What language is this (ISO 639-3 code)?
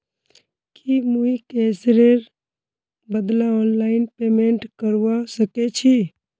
mag